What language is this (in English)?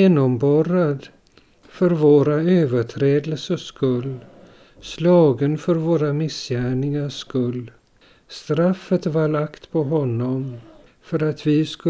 Swedish